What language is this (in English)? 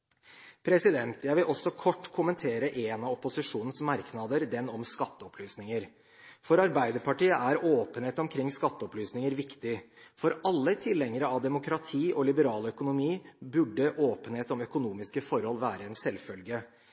Norwegian Bokmål